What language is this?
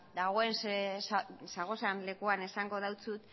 Basque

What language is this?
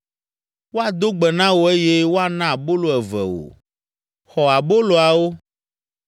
Ewe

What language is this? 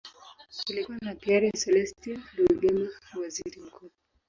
Swahili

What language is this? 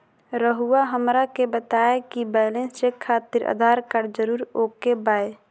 Magahi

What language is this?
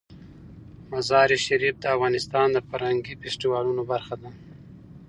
Pashto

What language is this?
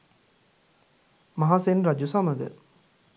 Sinhala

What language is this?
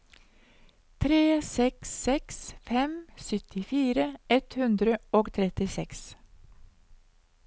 Norwegian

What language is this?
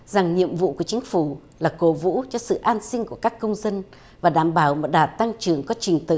Vietnamese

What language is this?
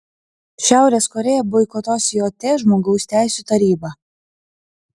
Lithuanian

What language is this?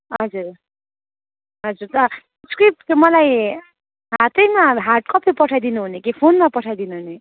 Nepali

